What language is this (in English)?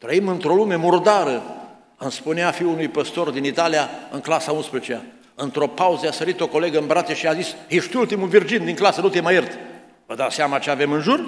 Romanian